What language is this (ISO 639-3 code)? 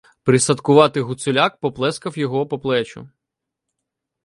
ukr